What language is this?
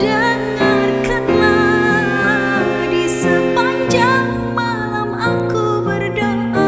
Indonesian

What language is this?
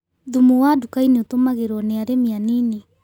Kikuyu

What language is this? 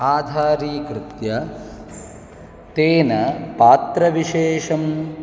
Sanskrit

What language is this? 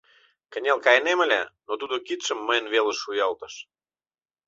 Mari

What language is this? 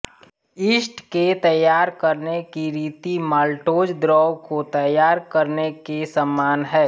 Hindi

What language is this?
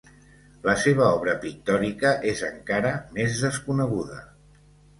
Catalan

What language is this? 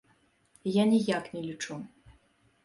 Belarusian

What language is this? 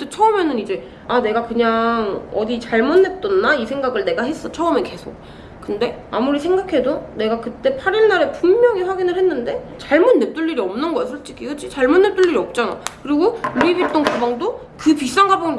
Korean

